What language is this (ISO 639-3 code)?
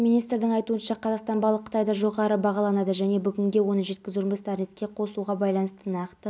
kaz